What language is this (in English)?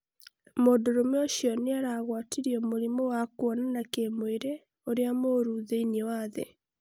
Kikuyu